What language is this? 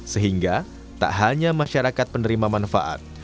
Indonesian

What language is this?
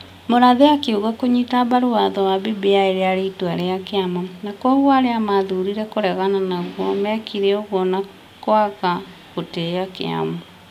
Kikuyu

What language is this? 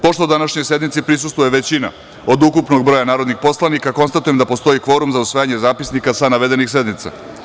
Serbian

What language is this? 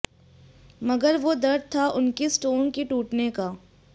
Hindi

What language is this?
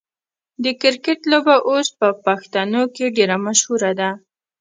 Pashto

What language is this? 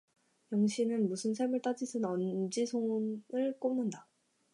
Korean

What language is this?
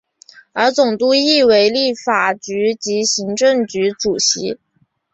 Chinese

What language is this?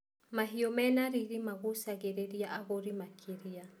Kikuyu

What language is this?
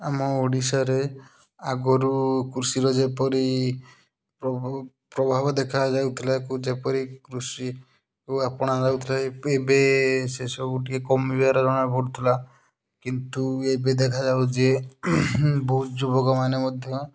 Odia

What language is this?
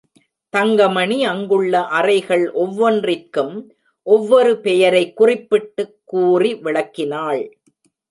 Tamil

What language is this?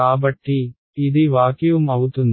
Telugu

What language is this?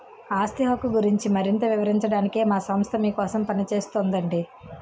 Telugu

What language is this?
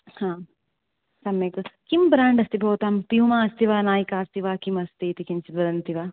Sanskrit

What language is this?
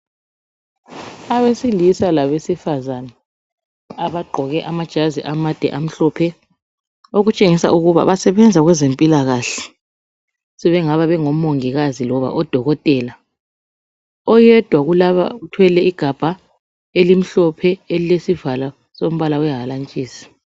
North Ndebele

